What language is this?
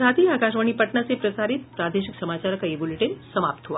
Hindi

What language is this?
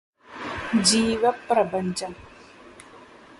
Malayalam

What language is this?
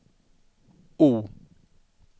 Swedish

